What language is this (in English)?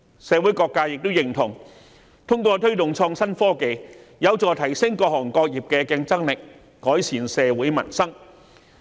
Cantonese